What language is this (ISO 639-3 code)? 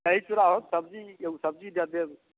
mai